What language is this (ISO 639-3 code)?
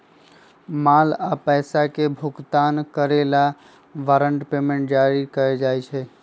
mag